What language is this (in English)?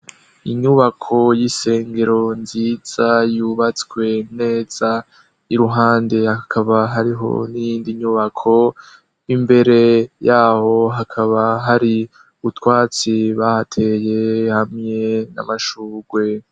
Rundi